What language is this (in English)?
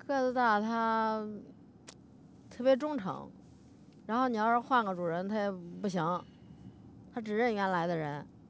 Chinese